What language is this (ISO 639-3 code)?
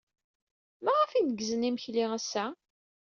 kab